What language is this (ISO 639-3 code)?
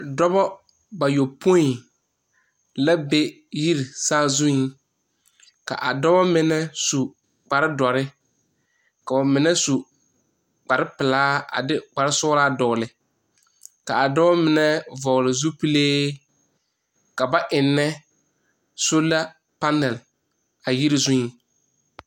dga